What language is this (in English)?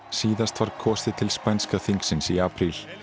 Icelandic